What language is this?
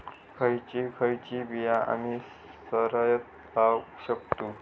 Marathi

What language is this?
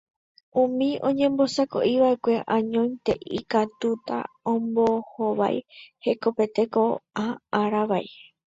Guarani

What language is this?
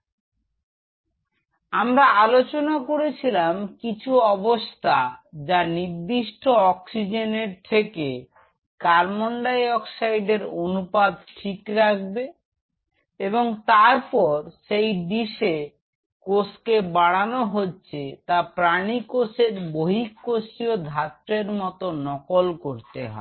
Bangla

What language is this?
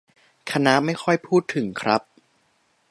Thai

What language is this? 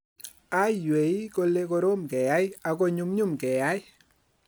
Kalenjin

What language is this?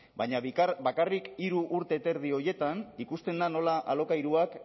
Basque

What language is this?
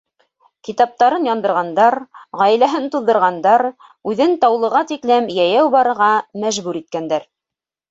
Bashkir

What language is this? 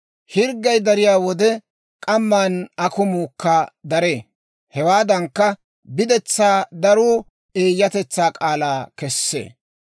Dawro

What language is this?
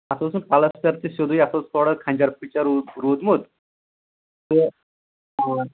Kashmiri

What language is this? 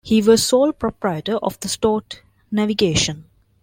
English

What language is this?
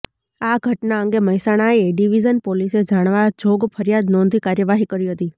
Gujarati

